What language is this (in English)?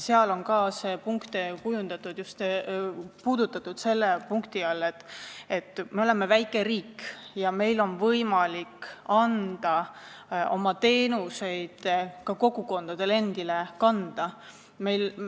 Estonian